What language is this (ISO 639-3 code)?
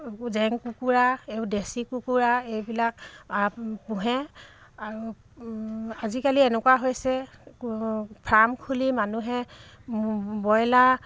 asm